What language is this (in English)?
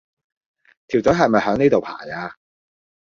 Cantonese